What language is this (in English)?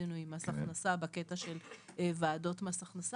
Hebrew